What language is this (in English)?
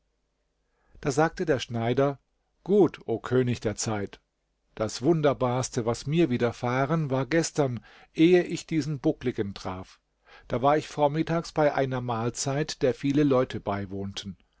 German